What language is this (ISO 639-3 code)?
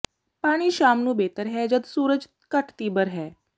pan